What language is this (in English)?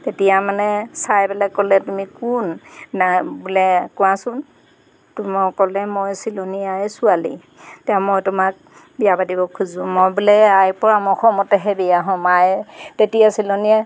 Assamese